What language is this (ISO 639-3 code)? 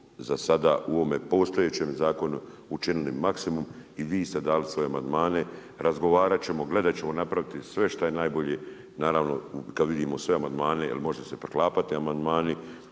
hrv